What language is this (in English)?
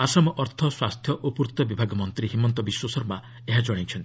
Odia